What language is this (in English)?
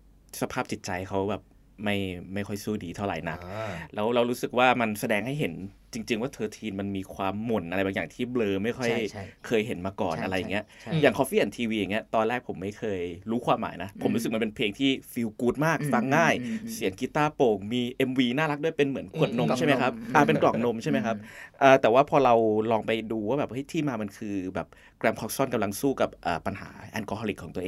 Thai